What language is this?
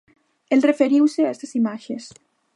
Galician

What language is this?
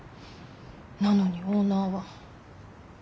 Japanese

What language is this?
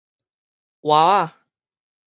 Min Nan Chinese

